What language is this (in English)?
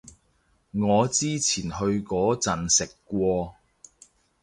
Cantonese